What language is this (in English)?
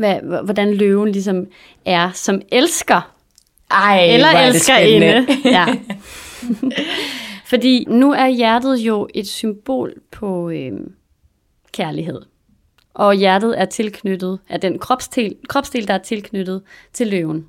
Danish